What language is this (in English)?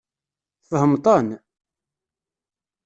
Kabyle